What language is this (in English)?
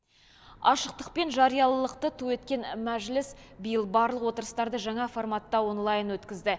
Kazakh